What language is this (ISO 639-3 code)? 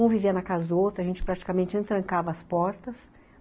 por